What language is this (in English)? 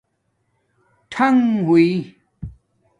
Domaaki